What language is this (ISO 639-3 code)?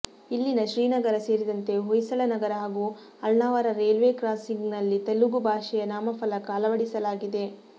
kan